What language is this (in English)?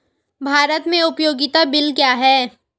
Hindi